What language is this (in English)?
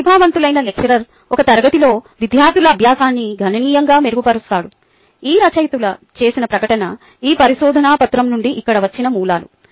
Telugu